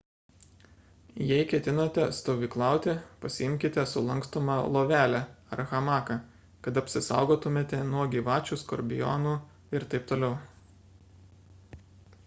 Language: Lithuanian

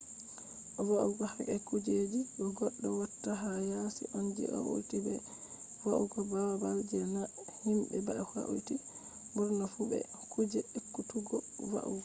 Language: Fula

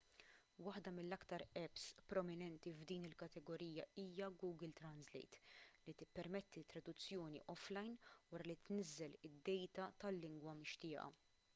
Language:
Maltese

